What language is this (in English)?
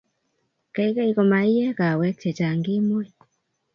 Kalenjin